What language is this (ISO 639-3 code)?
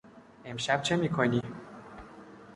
fas